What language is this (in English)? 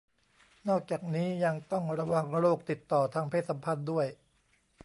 Thai